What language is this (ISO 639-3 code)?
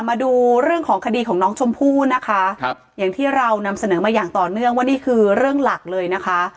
tha